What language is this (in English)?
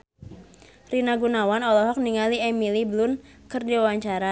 Sundanese